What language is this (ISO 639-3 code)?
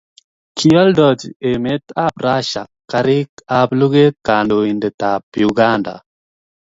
kln